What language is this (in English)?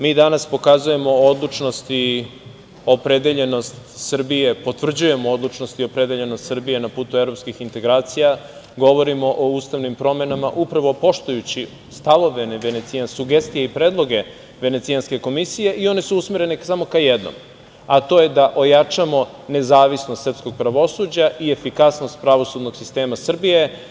Serbian